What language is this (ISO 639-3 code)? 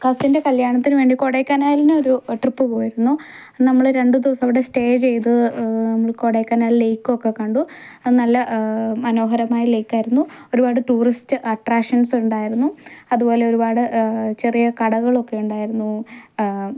mal